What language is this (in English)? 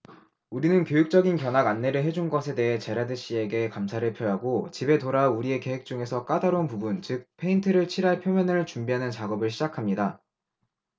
Korean